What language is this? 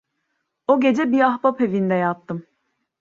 Turkish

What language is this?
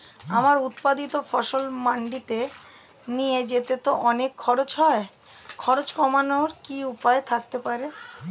Bangla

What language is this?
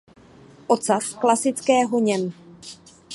Czech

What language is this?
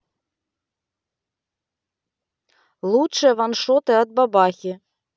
Russian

